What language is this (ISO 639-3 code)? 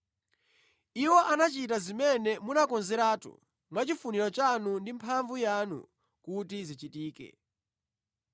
nya